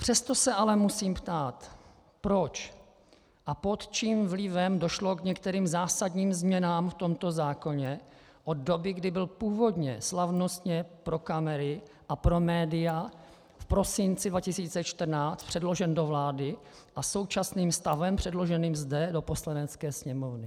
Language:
Czech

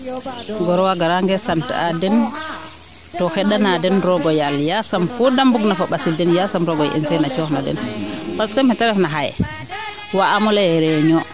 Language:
Serer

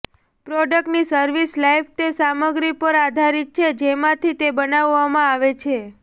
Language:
Gujarati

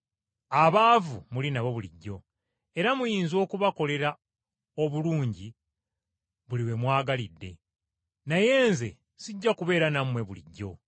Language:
Ganda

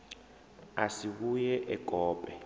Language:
Venda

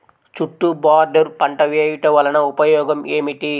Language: Telugu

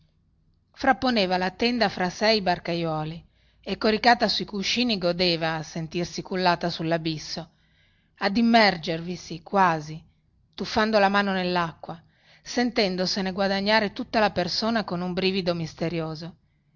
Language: Italian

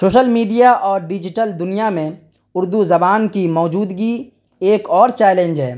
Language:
Urdu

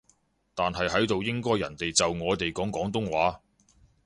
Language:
Cantonese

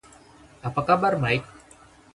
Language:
Indonesian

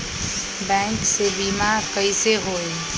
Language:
Magahi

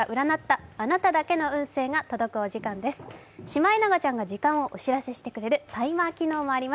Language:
Japanese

